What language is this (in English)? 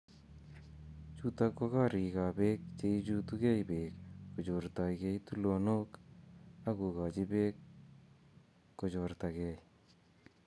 Kalenjin